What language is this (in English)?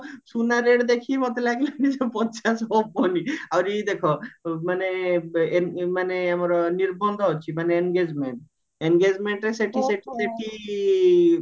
Odia